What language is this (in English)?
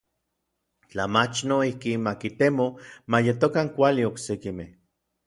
Orizaba Nahuatl